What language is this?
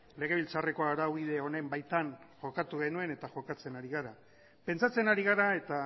Basque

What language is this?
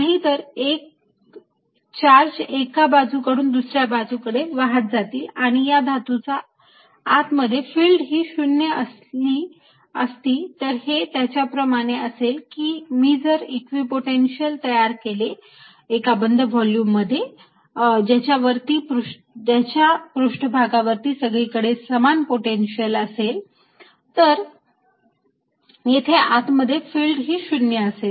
Marathi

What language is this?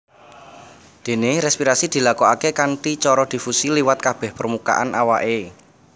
Javanese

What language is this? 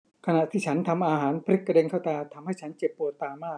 Thai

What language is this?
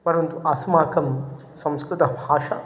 Sanskrit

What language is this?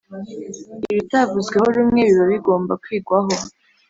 Kinyarwanda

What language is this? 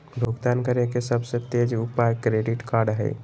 Magahi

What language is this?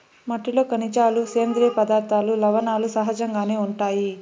Telugu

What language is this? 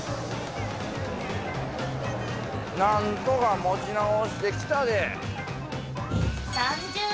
Japanese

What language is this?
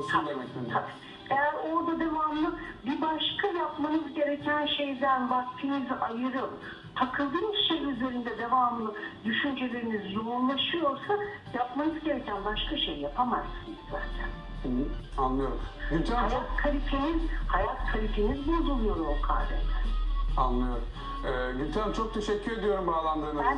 Turkish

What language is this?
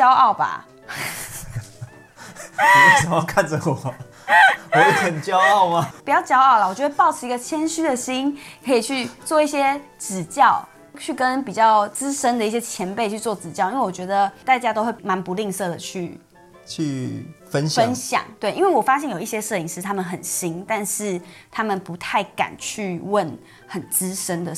Chinese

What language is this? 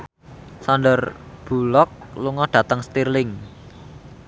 Javanese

